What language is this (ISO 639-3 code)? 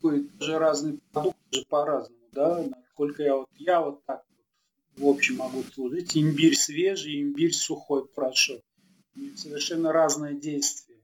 rus